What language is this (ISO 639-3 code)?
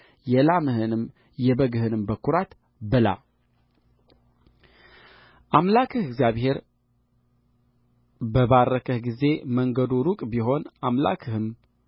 amh